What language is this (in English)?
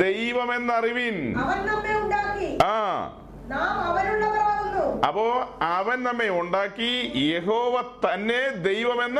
Malayalam